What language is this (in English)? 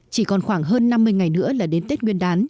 Vietnamese